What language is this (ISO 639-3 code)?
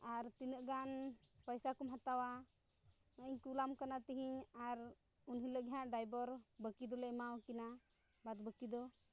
sat